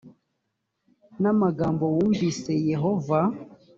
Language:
Kinyarwanda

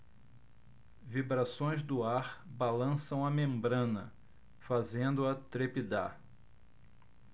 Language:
Portuguese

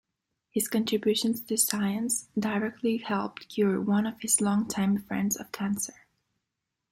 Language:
English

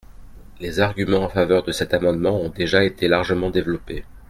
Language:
French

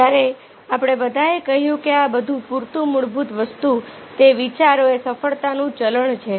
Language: Gujarati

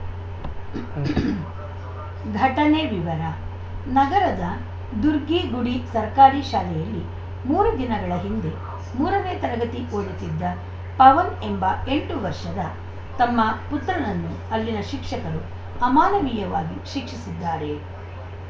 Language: Kannada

